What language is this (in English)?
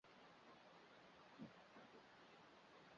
Chinese